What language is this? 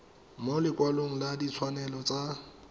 Tswana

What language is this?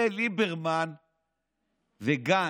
Hebrew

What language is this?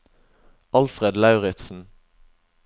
Norwegian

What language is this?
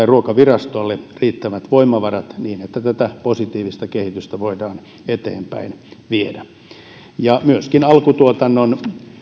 Finnish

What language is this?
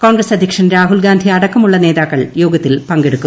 Malayalam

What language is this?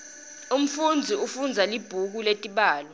Swati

